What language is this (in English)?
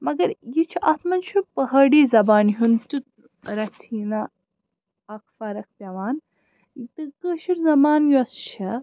Kashmiri